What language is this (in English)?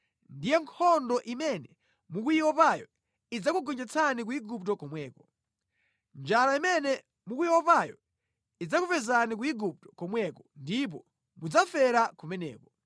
Nyanja